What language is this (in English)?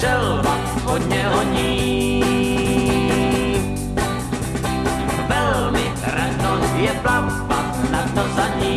Czech